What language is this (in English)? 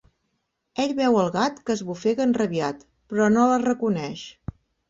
Catalan